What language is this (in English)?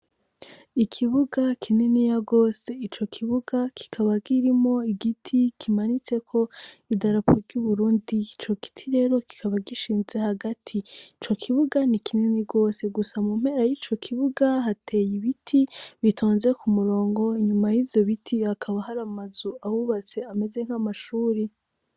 Rundi